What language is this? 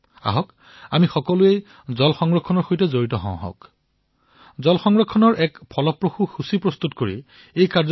Assamese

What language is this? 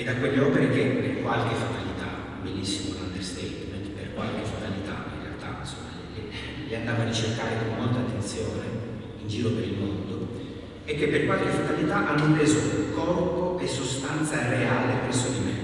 Italian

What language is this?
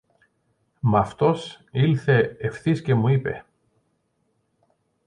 Greek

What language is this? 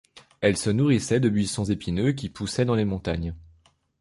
French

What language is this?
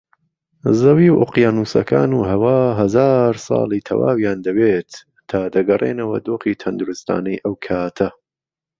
Central Kurdish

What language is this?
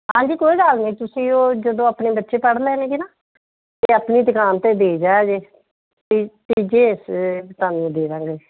Punjabi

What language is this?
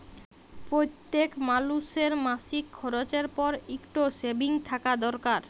Bangla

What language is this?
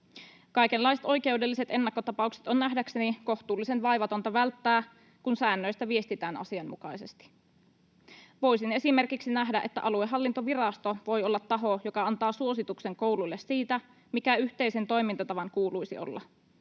Finnish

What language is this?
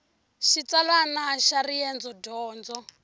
Tsonga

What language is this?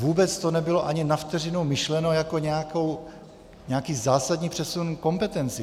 Czech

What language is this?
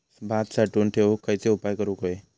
Marathi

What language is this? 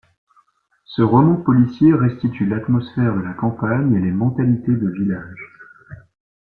French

